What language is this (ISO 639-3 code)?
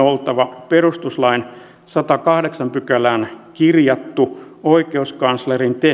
fin